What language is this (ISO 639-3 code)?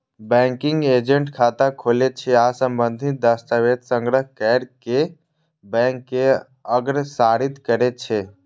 mai